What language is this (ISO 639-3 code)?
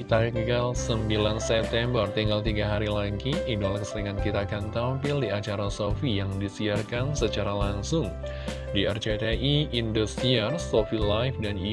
ind